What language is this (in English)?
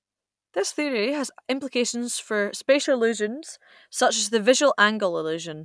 English